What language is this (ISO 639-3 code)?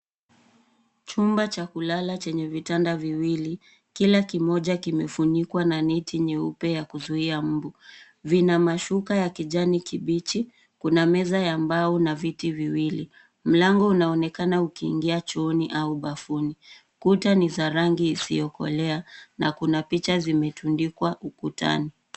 swa